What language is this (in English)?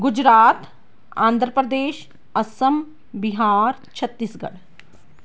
Punjabi